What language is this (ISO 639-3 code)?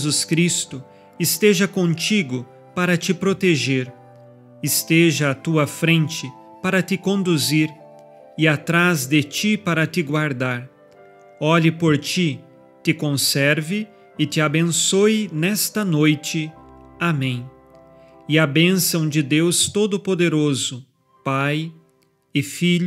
por